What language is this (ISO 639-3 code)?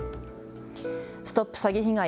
jpn